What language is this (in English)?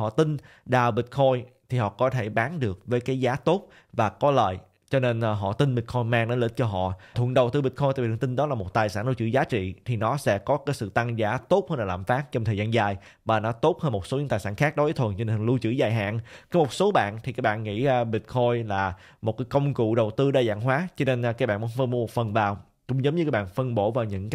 Vietnamese